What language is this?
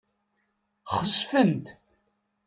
Kabyle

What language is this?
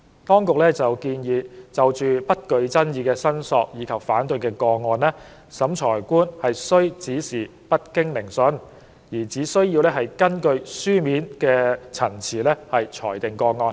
Cantonese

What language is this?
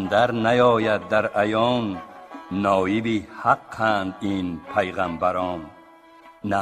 Persian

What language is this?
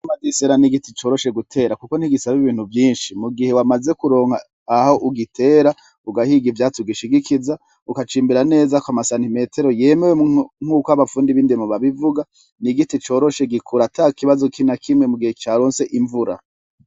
Rundi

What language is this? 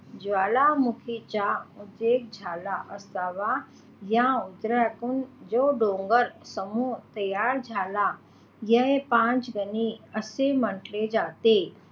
Marathi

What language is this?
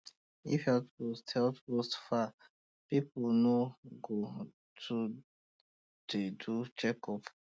Nigerian Pidgin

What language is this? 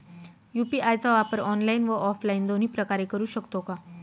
Marathi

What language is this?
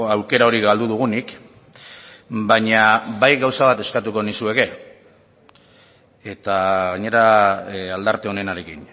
Basque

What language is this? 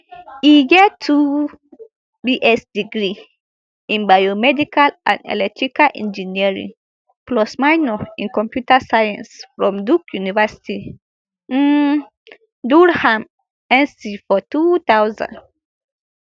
Nigerian Pidgin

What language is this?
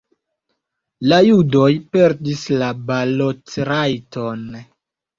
Esperanto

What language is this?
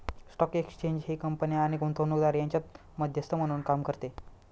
Marathi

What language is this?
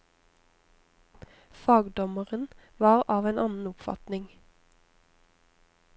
Norwegian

